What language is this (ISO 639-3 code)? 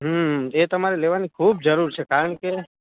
guj